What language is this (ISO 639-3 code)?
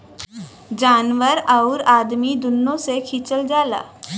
bho